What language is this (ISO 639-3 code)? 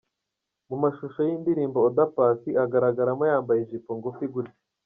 kin